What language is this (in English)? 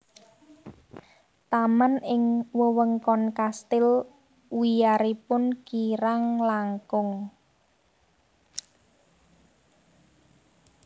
Javanese